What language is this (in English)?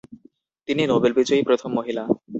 Bangla